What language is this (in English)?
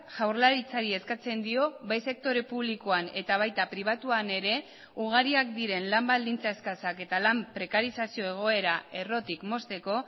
Basque